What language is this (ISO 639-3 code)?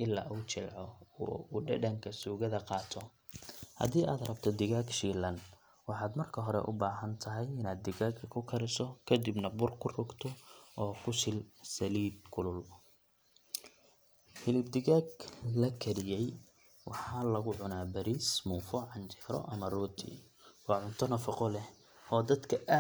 som